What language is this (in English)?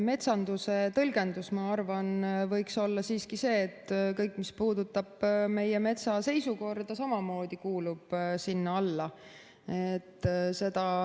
Estonian